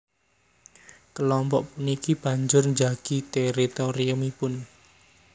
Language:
Javanese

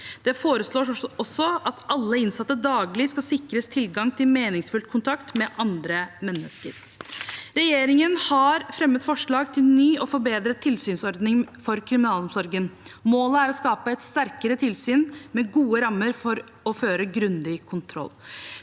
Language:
Norwegian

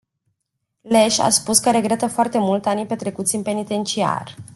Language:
Romanian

